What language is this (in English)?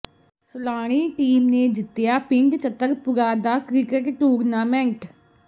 Punjabi